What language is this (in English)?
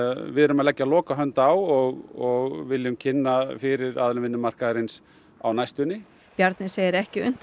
Icelandic